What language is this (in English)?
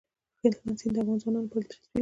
Pashto